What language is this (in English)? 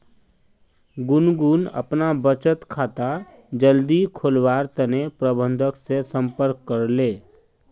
Magahi